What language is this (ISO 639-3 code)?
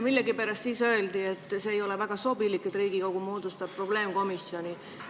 est